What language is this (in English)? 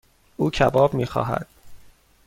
Persian